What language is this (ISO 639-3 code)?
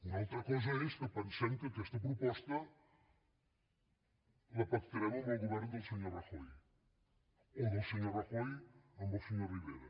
cat